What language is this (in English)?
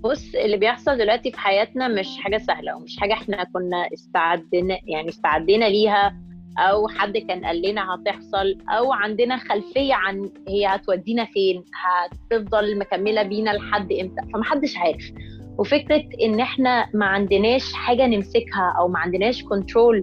Arabic